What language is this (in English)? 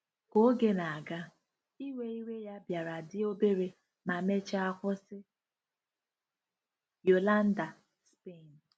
Igbo